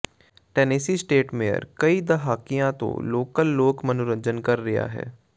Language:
Punjabi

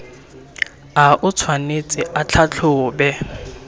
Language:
Tswana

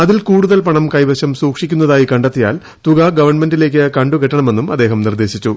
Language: Malayalam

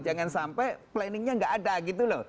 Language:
Indonesian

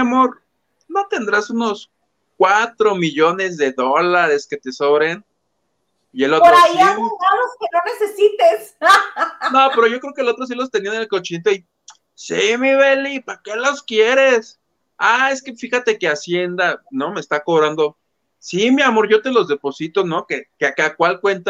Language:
Spanish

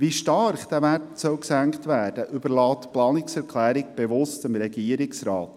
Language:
Swiss German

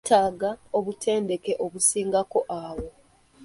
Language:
Ganda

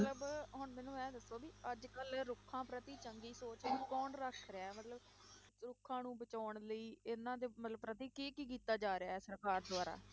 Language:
Punjabi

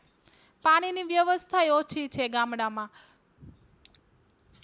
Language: Gujarati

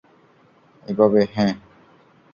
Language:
Bangla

